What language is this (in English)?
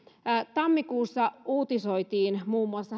Finnish